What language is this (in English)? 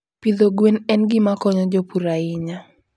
Luo (Kenya and Tanzania)